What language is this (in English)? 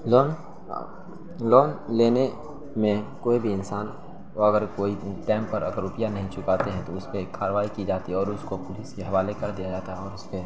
Urdu